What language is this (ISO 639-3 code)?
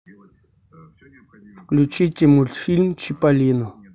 rus